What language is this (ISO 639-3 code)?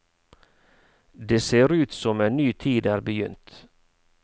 nor